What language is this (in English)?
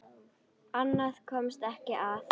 Icelandic